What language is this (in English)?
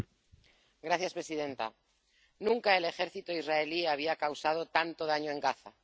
Spanish